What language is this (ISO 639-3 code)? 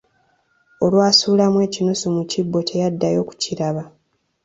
lug